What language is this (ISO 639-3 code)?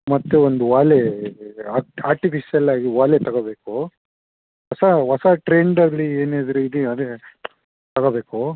kan